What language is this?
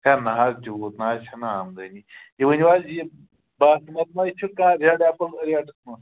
Kashmiri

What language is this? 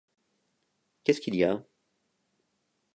French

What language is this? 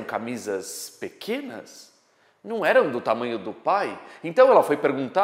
Portuguese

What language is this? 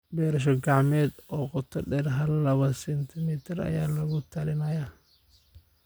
Somali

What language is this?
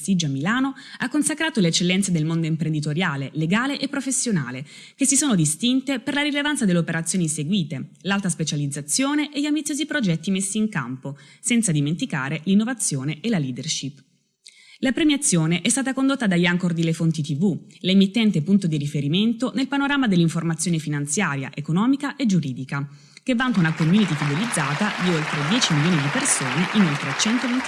Italian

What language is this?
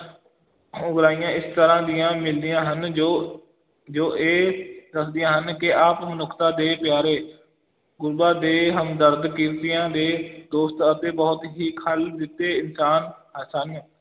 Punjabi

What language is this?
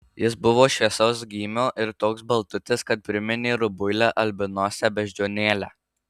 Lithuanian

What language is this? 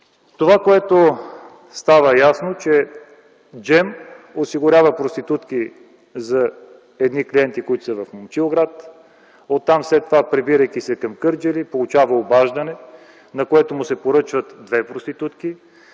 Bulgarian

